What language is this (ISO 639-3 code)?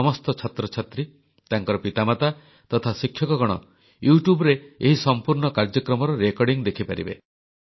ori